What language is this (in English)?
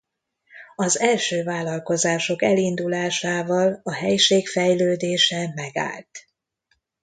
Hungarian